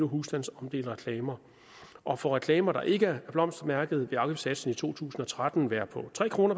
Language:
Danish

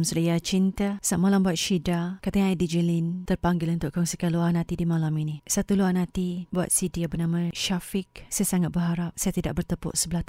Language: Malay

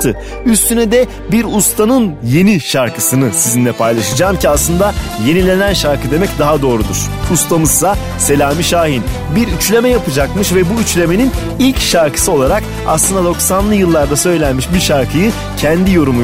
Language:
Turkish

